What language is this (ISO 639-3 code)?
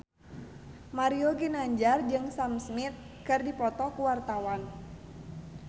sun